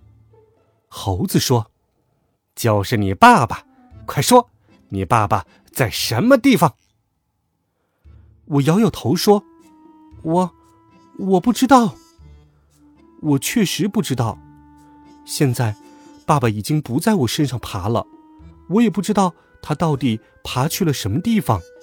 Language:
Chinese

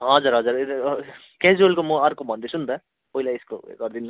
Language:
Nepali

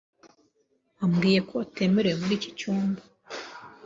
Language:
Kinyarwanda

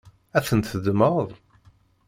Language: Kabyle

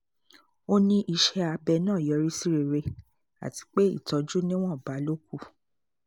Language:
Yoruba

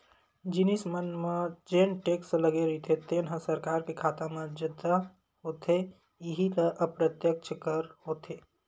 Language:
Chhattisgarhi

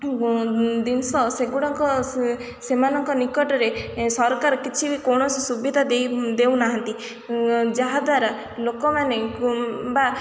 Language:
Odia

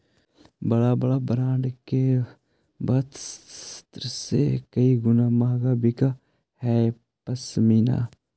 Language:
Magahi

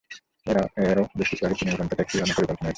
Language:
Bangla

